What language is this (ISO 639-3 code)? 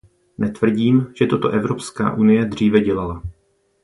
ces